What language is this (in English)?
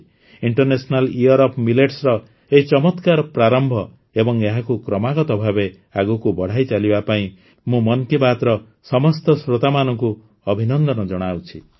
Odia